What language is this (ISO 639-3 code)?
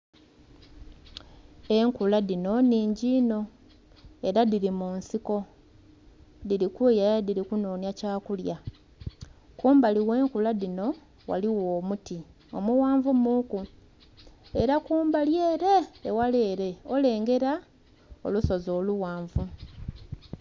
xog